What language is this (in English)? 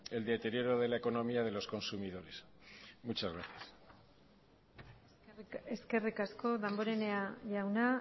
Spanish